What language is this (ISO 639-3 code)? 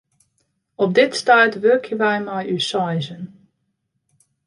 fry